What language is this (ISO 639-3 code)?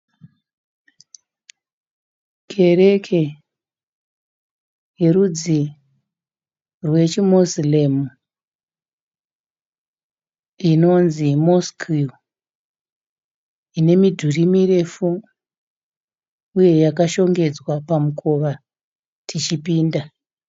sna